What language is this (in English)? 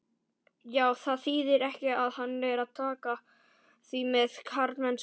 Icelandic